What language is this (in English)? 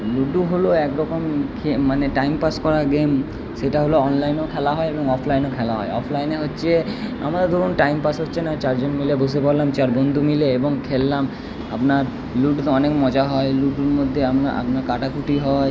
Bangla